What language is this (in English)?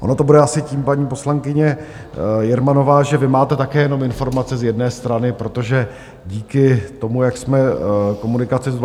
Czech